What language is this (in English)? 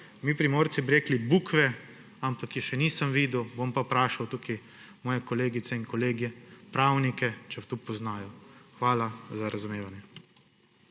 Slovenian